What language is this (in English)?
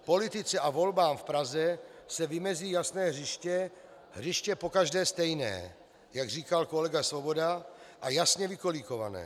Czech